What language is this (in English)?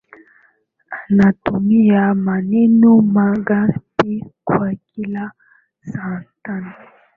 Swahili